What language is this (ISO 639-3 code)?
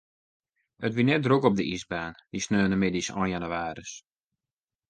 fry